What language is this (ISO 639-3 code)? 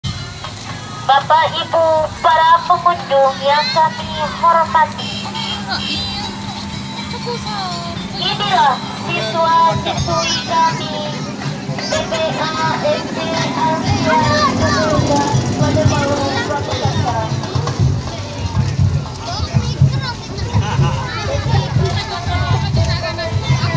ind